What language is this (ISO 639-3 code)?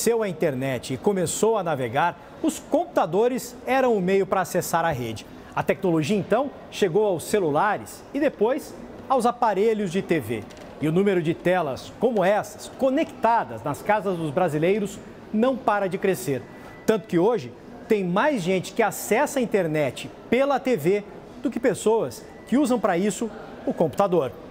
por